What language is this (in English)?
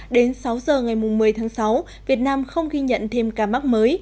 Vietnamese